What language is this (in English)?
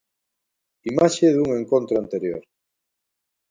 Galician